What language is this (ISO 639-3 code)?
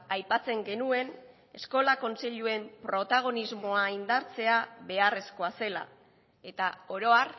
eus